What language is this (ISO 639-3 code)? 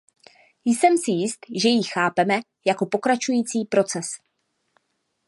ces